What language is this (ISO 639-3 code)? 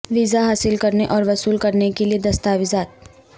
urd